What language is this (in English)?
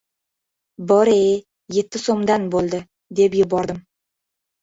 Uzbek